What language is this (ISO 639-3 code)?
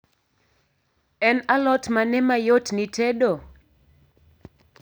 luo